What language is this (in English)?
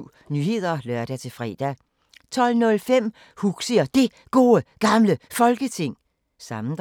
Danish